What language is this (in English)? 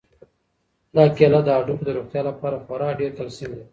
Pashto